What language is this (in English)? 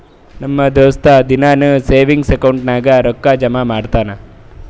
Kannada